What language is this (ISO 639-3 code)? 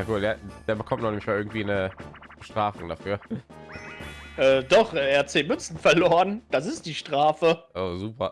deu